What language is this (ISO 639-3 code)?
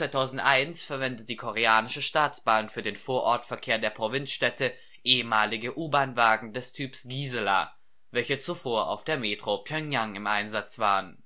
deu